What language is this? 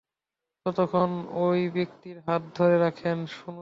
Bangla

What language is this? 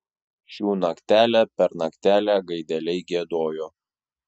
Lithuanian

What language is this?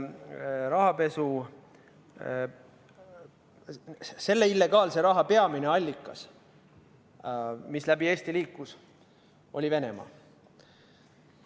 Estonian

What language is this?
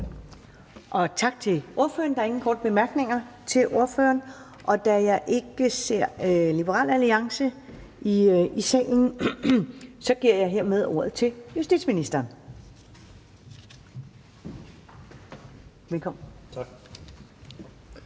Danish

